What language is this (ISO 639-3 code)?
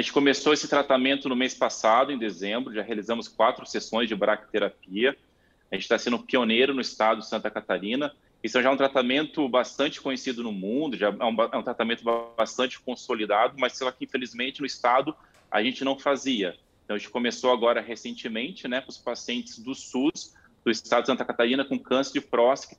por